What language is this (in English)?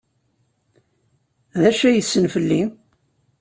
Kabyle